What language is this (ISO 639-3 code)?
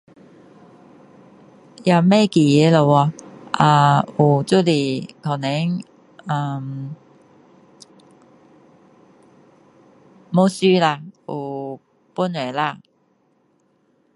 cdo